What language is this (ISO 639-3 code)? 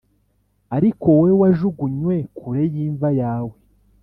kin